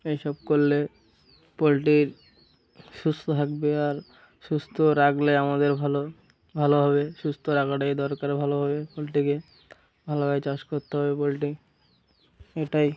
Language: Bangla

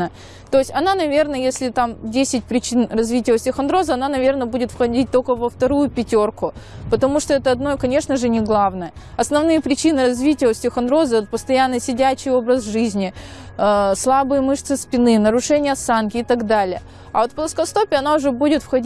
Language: Russian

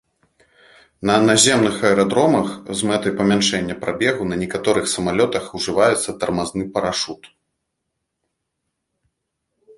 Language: Belarusian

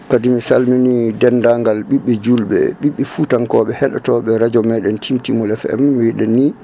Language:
Fula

